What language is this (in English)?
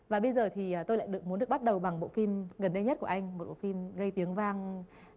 Vietnamese